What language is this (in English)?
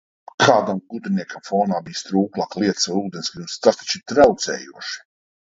Latvian